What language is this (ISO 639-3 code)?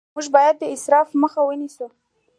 pus